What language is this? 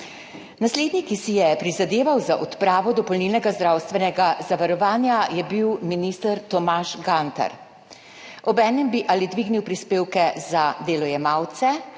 Slovenian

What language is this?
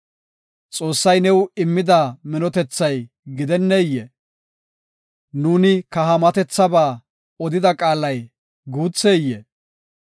Gofa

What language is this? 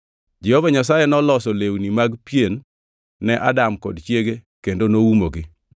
Luo (Kenya and Tanzania)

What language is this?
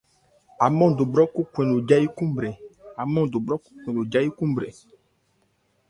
Ebrié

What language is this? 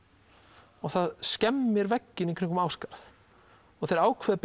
Icelandic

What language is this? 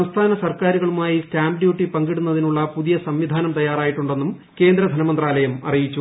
Malayalam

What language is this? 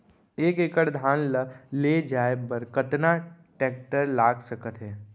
Chhattisgarhi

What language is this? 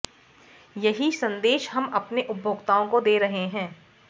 Hindi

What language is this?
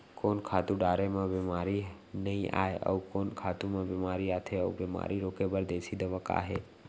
Chhattisgarhi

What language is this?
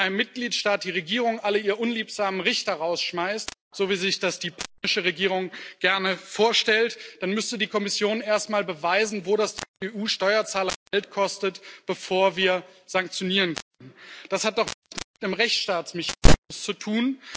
German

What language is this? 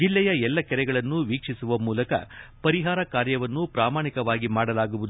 Kannada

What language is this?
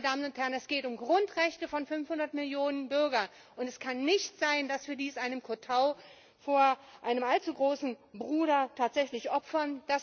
German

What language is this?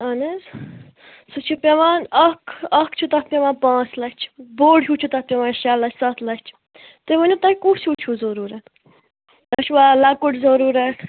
Kashmiri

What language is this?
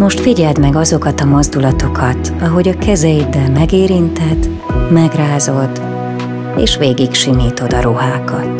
Hungarian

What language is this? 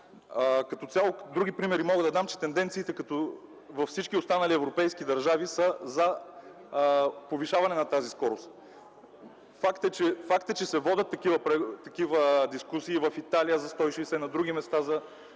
Bulgarian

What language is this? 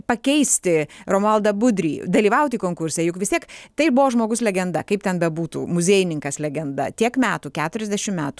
Lithuanian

